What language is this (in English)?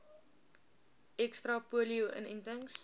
Afrikaans